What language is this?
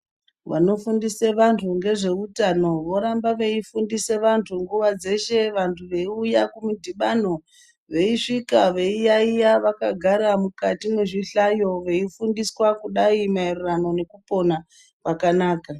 Ndau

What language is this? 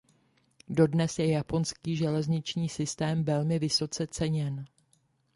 Czech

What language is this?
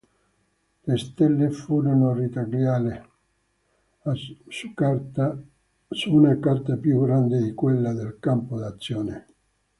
Italian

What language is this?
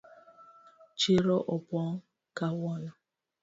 Luo (Kenya and Tanzania)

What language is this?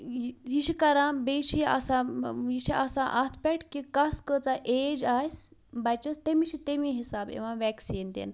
Kashmiri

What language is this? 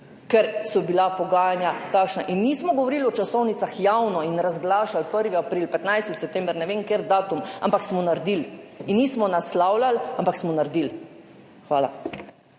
Slovenian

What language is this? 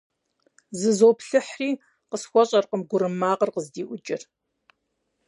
Kabardian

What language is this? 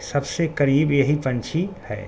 Urdu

